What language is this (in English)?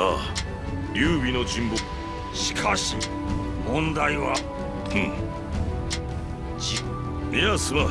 Japanese